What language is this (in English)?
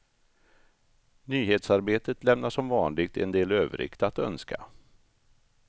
Swedish